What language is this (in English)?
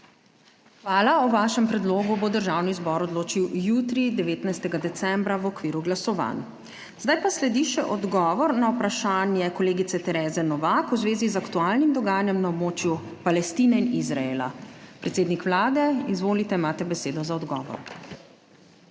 Slovenian